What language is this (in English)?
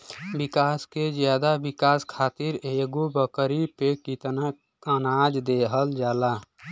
Bhojpuri